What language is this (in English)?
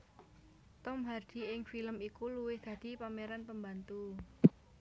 Javanese